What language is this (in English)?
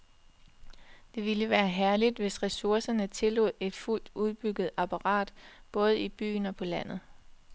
Danish